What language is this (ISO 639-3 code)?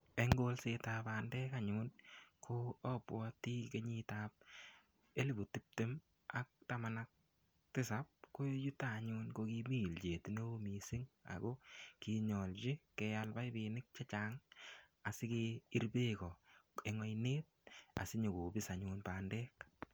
kln